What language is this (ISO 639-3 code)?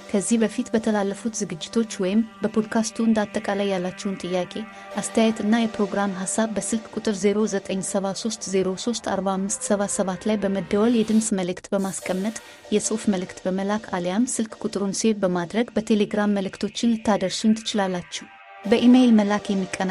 amh